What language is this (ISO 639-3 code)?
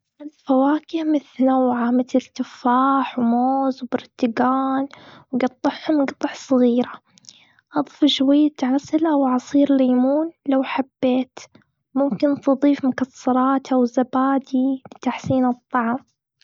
afb